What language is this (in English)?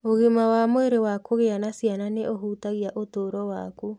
Kikuyu